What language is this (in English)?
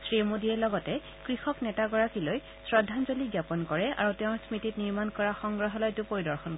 Assamese